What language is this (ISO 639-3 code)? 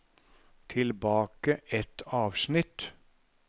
nor